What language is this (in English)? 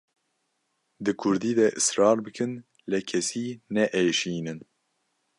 Kurdish